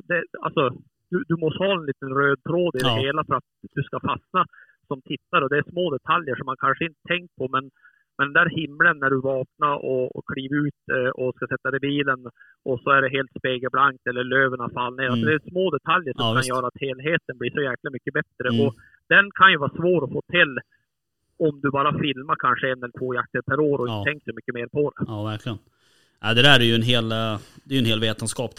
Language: Swedish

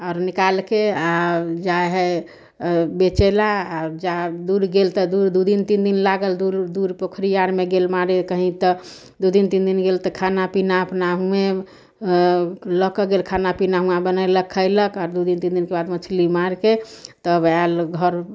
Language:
Maithili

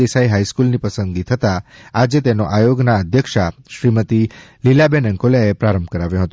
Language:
Gujarati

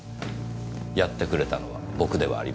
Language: Japanese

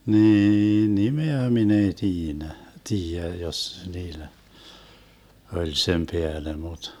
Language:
Finnish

